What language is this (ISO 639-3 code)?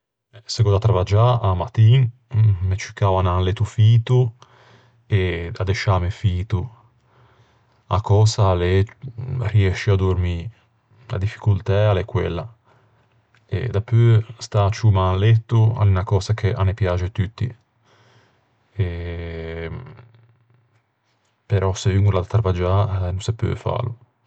lij